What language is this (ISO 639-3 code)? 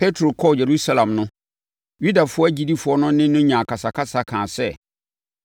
aka